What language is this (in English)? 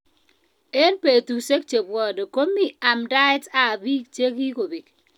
Kalenjin